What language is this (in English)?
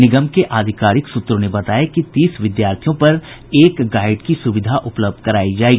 Hindi